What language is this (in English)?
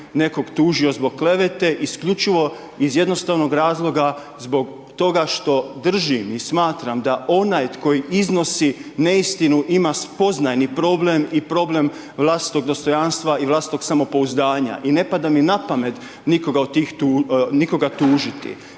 Croatian